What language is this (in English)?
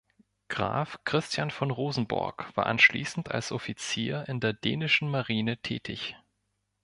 German